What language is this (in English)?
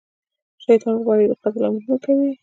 Pashto